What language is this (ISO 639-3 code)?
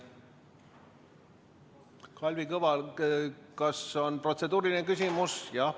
est